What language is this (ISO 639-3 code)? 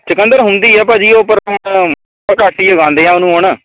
pan